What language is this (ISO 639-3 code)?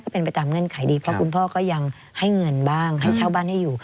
tha